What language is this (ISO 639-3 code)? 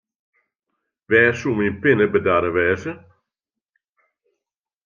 fry